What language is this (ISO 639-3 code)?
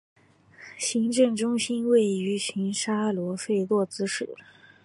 zho